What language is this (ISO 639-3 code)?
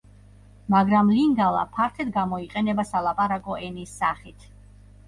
kat